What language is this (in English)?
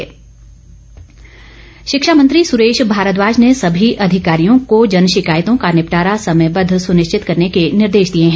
Hindi